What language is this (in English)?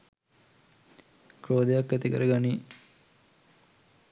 Sinhala